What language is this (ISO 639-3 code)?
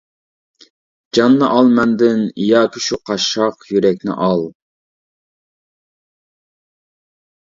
uig